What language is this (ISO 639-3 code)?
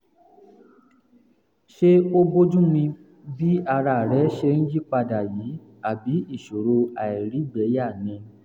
yor